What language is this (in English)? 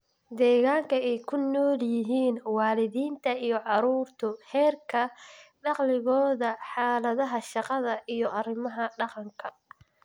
Somali